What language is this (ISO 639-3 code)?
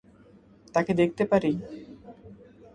ben